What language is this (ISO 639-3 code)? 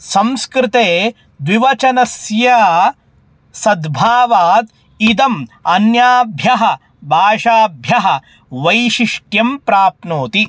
san